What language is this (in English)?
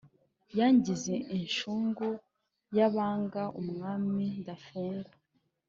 Kinyarwanda